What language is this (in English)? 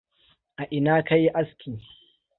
Hausa